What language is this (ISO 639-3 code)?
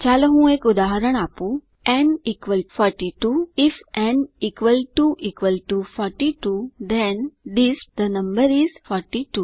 guj